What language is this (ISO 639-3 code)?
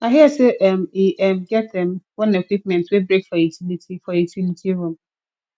pcm